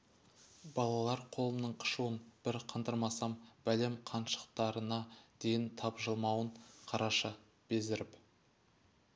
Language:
Kazakh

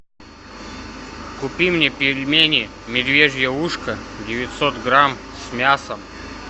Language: Russian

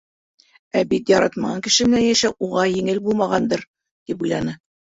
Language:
Bashkir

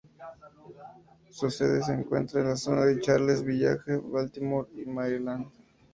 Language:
Spanish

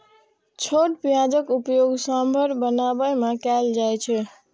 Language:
Maithili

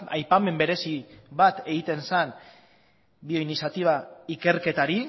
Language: Basque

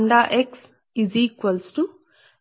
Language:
Telugu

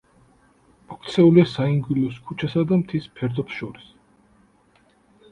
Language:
Georgian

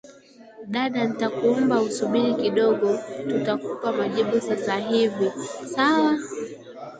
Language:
Swahili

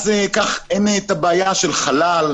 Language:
Hebrew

